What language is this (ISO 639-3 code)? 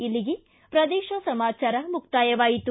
kan